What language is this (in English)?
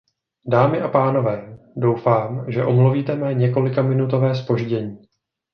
Czech